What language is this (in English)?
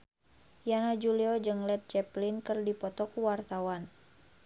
Sundanese